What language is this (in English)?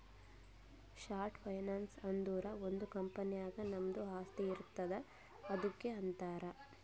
Kannada